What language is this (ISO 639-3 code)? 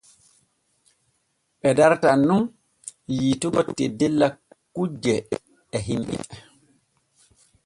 fue